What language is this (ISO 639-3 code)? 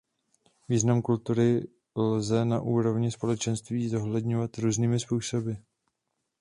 ces